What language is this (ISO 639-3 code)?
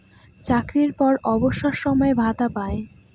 ben